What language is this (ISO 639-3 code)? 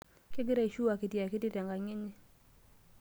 mas